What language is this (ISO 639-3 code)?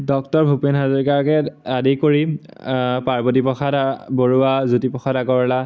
asm